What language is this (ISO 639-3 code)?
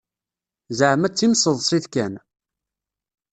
kab